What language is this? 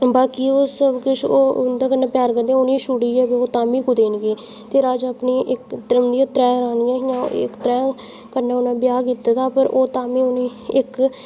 Dogri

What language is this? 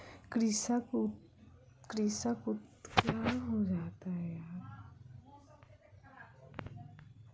Maithili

